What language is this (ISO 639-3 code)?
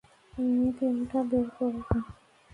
ben